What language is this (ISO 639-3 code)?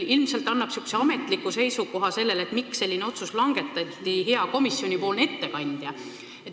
est